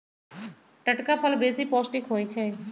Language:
Magahi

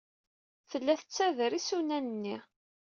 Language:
Kabyle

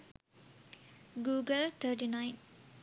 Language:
Sinhala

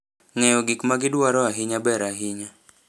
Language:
Luo (Kenya and Tanzania)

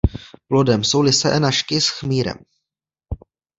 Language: Czech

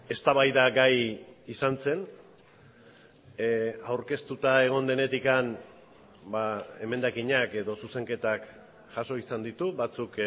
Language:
Basque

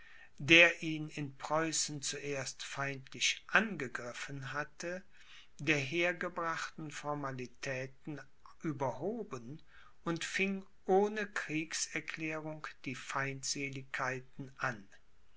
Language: German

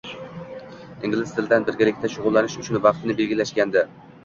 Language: Uzbek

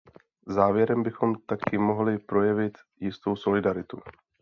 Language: Czech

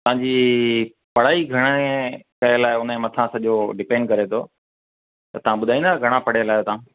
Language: Sindhi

